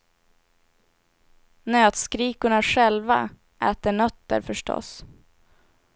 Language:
Swedish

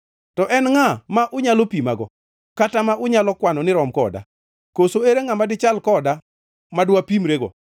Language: Luo (Kenya and Tanzania)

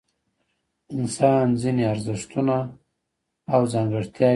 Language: Pashto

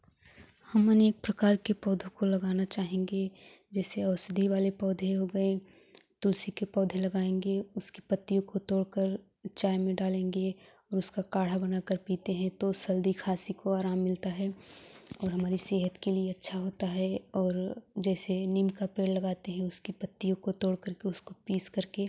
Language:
Hindi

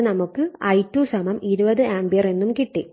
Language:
Malayalam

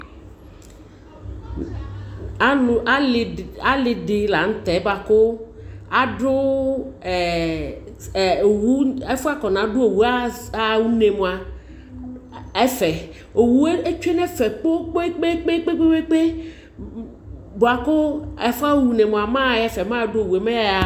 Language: Ikposo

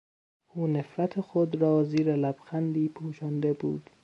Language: Persian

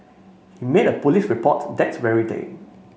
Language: English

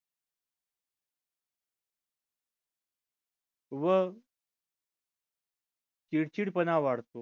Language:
Marathi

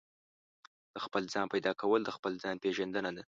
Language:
Pashto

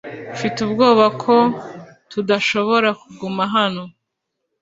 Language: Kinyarwanda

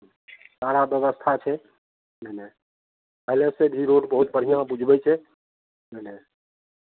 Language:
Maithili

